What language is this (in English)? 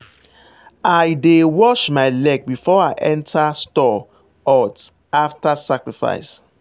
Nigerian Pidgin